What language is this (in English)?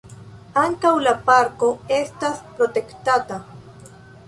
Esperanto